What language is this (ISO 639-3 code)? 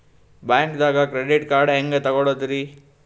kan